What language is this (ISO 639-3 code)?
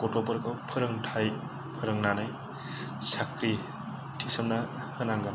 brx